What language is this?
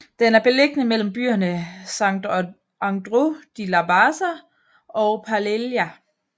Danish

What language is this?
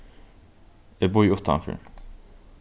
Faroese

